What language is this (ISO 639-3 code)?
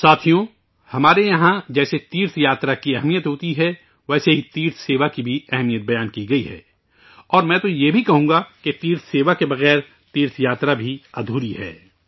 urd